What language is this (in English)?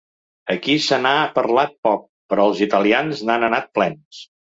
Catalan